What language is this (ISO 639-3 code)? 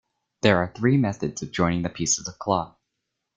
eng